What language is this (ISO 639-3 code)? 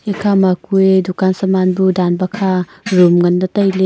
nnp